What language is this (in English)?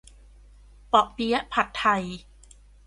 Thai